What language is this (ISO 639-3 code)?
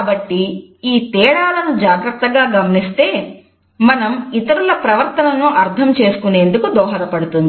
tel